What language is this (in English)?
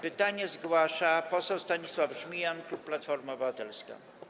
Polish